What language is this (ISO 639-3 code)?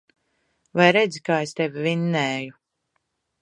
lav